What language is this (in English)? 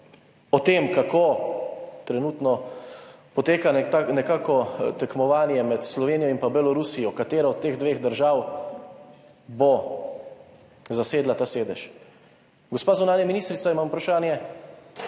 Slovenian